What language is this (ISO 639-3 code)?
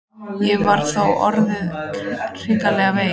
isl